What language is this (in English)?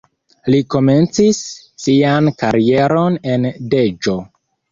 Esperanto